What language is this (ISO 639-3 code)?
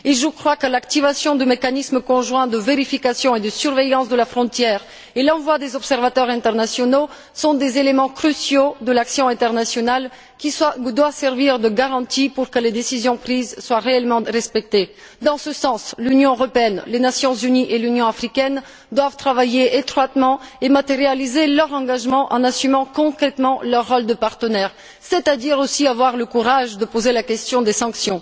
fra